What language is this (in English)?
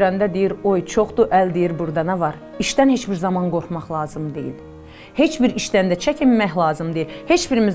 Turkish